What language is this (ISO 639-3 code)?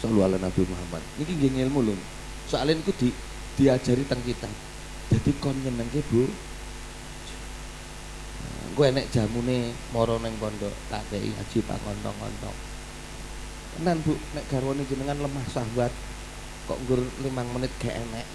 ind